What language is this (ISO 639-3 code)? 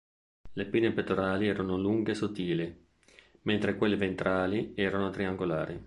ita